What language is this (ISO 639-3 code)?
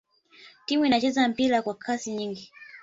swa